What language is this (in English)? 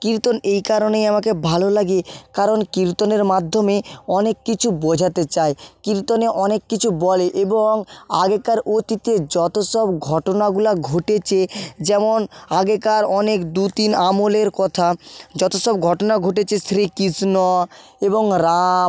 Bangla